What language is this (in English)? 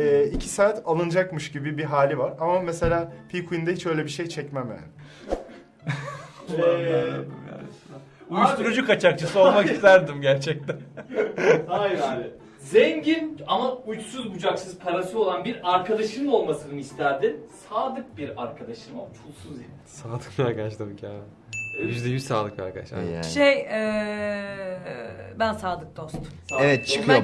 Turkish